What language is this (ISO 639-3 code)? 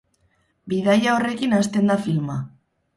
eus